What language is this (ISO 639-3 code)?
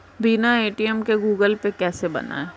hin